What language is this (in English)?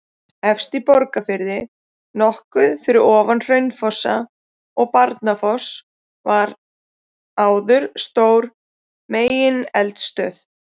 Icelandic